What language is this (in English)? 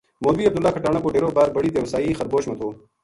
Gujari